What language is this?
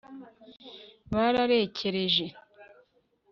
Kinyarwanda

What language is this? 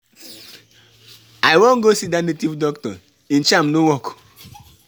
Nigerian Pidgin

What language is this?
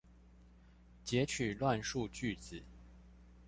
Chinese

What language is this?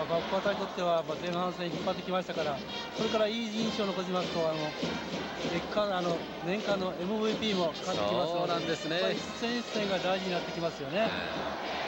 Japanese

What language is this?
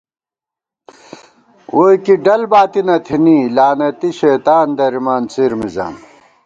Gawar-Bati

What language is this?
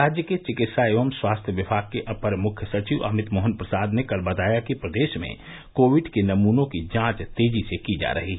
Hindi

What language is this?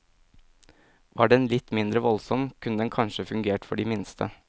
Norwegian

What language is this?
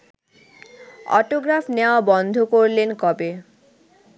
Bangla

